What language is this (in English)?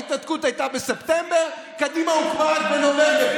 Hebrew